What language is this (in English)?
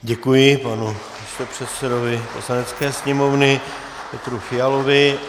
Czech